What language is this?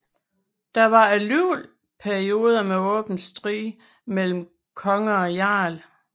Danish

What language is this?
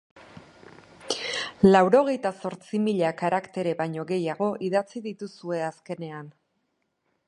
Basque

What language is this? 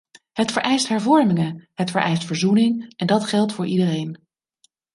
Dutch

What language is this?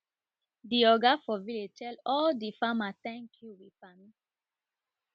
Nigerian Pidgin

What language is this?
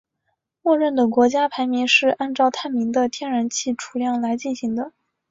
Chinese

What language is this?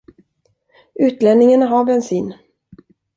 Swedish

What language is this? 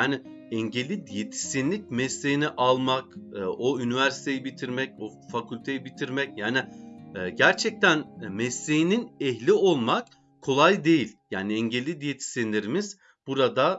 Turkish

